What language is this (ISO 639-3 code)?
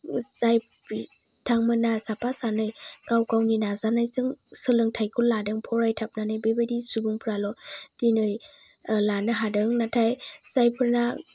brx